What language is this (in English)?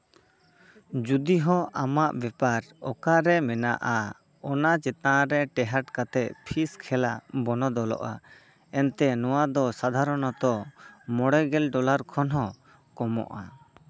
Santali